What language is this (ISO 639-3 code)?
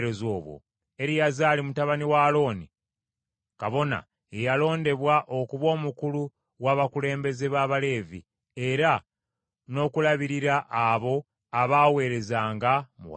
lug